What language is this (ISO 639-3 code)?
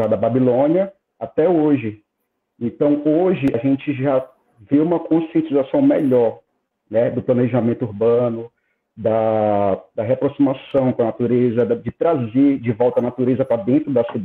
por